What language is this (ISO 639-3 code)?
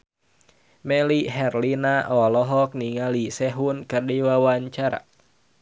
sun